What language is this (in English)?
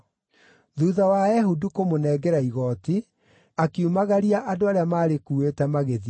Kikuyu